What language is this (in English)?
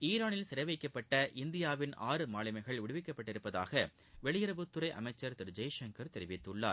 Tamil